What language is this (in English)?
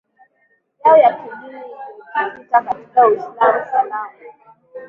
Swahili